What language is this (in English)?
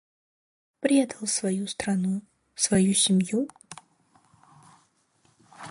Russian